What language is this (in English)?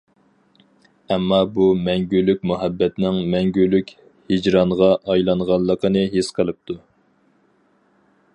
Uyghur